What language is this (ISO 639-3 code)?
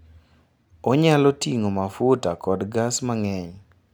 luo